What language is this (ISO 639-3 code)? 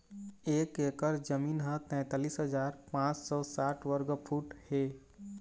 hne